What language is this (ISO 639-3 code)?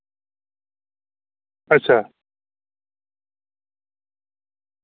doi